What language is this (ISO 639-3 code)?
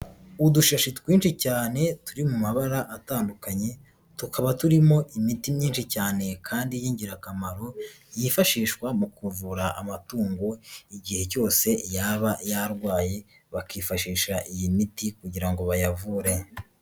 kin